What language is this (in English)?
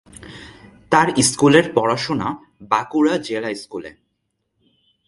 Bangla